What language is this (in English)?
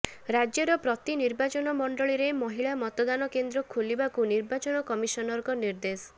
Odia